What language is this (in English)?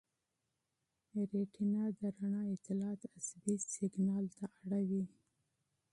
Pashto